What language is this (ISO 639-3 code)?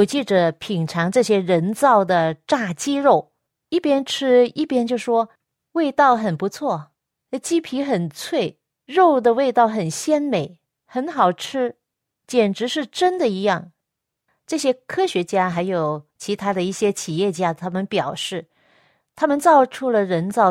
zho